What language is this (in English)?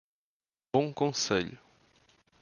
Portuguese